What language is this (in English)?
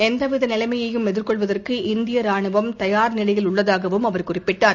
Tamil